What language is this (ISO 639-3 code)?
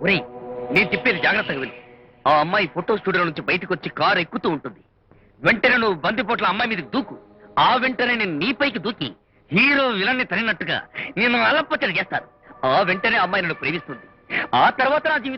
ind